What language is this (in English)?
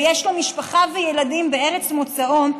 Hebrew